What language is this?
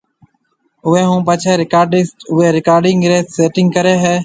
Marwari (Pakistan)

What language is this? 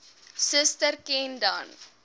Afrikaans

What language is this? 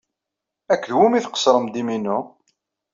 Kabyle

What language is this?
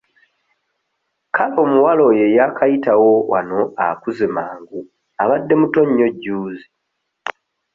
Ganda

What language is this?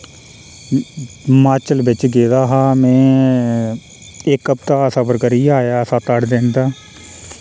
Dogri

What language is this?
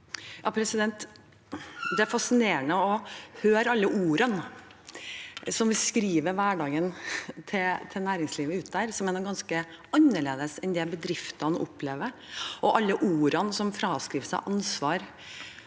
Norwegian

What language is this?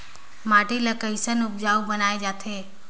Chhattisgarhi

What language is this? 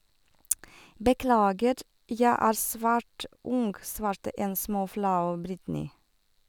Norwegian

